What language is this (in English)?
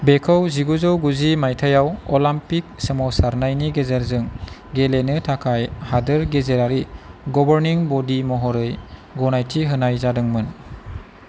Bodo